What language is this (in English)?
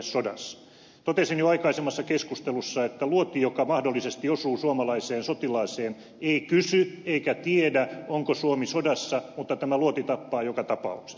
Finnish